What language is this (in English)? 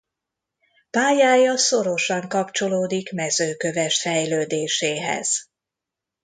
Hungarian